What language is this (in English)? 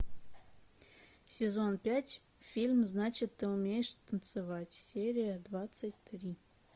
Russian